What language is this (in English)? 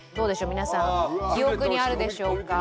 Japanese